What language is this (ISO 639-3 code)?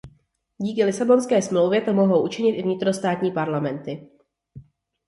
ces